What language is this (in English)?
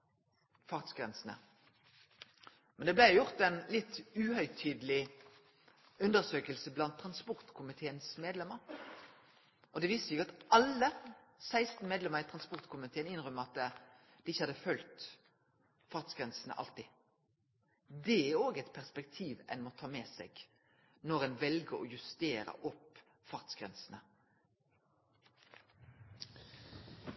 Norwegian Nynorsk